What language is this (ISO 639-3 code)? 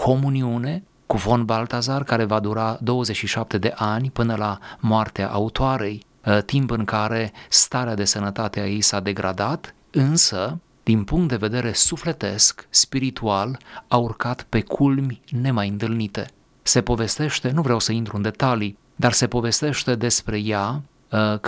ron